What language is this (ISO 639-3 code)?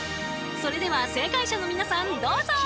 jpn